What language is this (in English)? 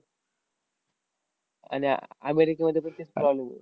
Marathi